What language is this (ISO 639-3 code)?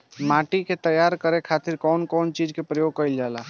bho